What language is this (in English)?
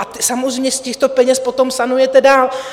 Czech